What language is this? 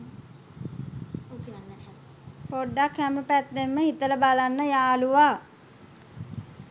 Sinhala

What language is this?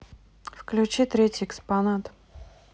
Russian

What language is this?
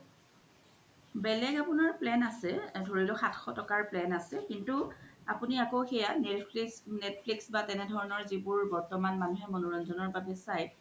Assamese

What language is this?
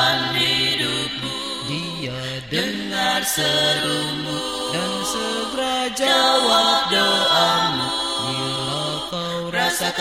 Indonesian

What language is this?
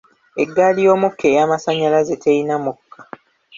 Ganda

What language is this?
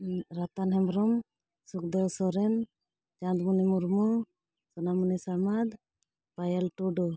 Santali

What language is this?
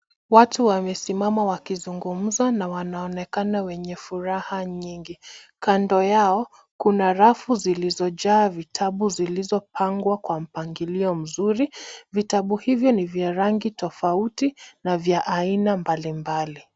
Swahili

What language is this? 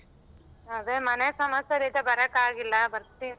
Kannada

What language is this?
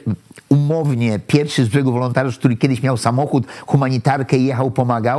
Polish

